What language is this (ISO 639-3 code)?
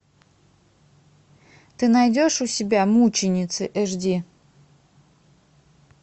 rus